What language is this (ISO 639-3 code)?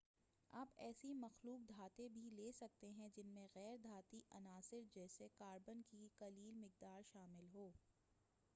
urd